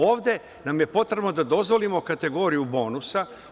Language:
Serbian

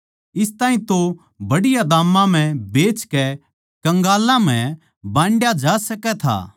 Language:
Haryanvi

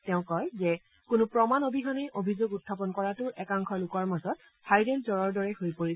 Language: Assamese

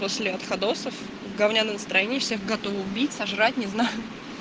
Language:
Russian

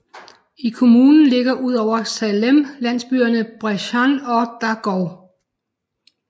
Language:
Danish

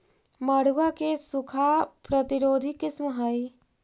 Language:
Magahi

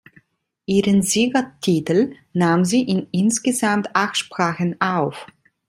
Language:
German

